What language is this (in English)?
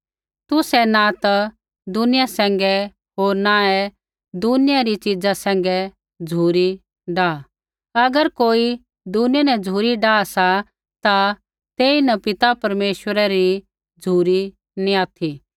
Kullu Pahari